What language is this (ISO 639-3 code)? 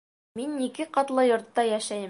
bak